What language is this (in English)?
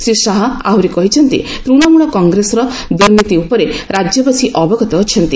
Odia